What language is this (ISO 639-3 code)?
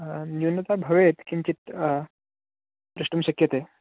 san